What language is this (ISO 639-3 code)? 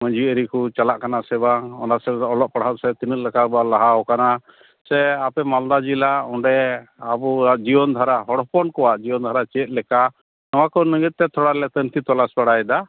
sat